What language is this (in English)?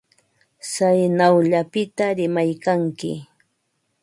Ambo-Pasco Quechua